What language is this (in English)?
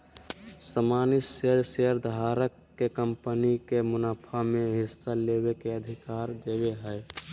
Magahi